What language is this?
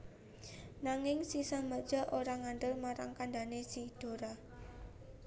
Javanese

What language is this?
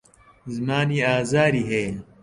Central Kurdish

